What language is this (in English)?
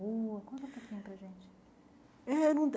Portuguese